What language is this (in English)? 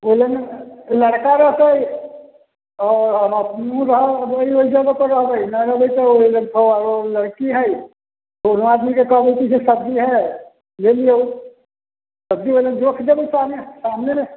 Maithili